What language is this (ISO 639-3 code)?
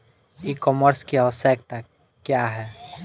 bho